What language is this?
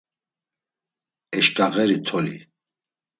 Laz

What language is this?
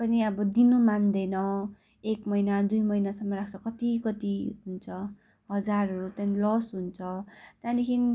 Nepali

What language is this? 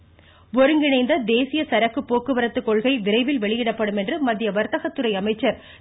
Tamil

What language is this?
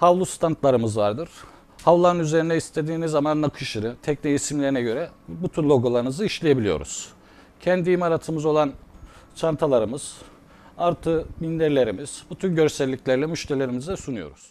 Turkish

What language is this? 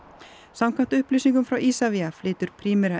Icelandic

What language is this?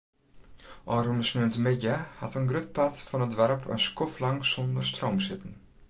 Western Frisian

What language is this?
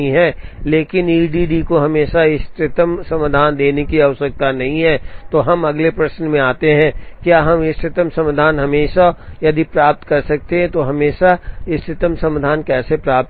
Hindi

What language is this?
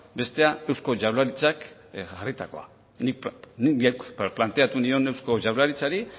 Basque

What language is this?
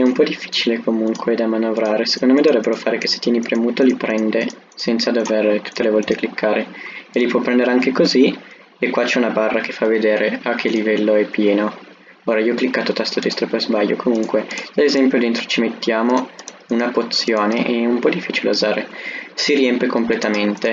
Italian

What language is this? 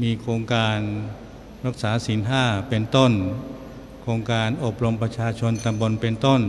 Thai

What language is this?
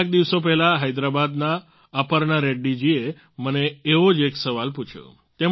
Gujarati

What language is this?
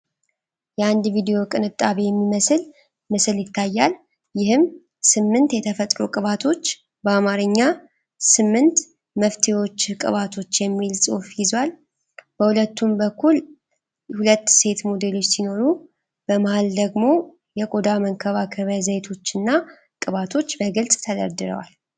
Amharic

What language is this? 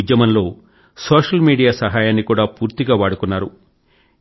Telugu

